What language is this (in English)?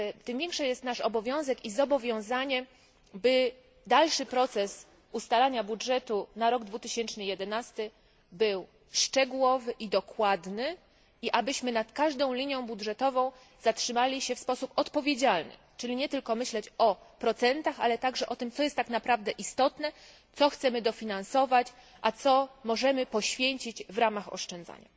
Polish